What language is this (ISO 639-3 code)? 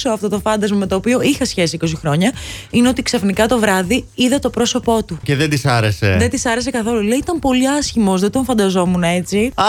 ell